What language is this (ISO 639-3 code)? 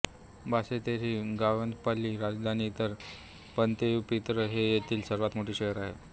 mar